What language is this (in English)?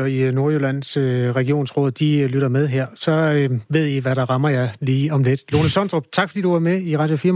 Danish